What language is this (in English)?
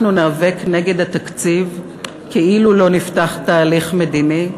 Hebrew